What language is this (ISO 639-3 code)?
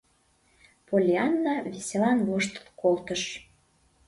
chm